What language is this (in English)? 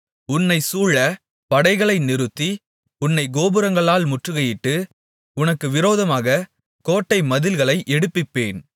Tamil